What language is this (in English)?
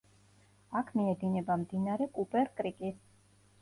Georgian